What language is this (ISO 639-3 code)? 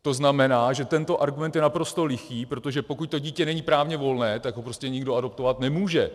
ces